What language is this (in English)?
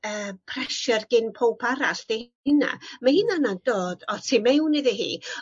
Welsh